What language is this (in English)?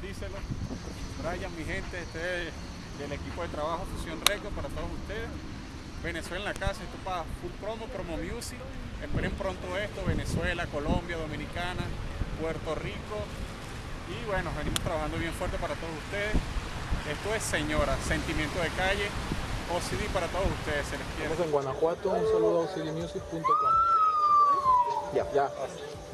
Spanish